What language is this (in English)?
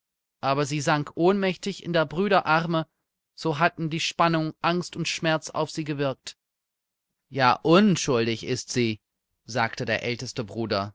German